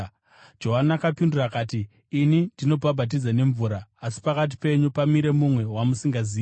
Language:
Shona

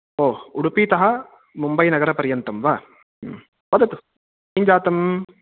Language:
Sanskrit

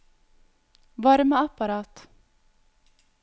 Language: Norwegian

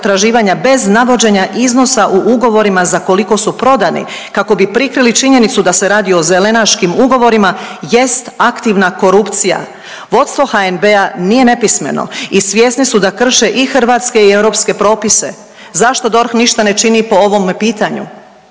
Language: Croatian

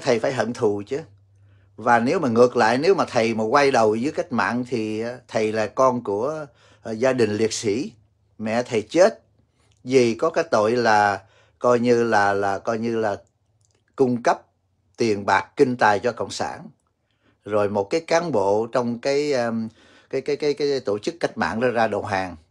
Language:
Vietnamese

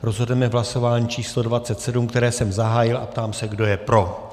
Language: Czech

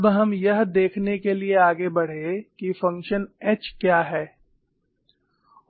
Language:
Hindi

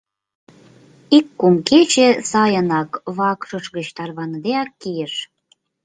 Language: Mari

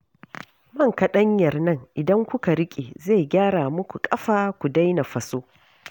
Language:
Hausa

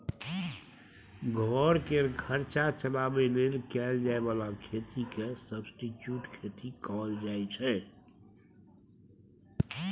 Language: Maithili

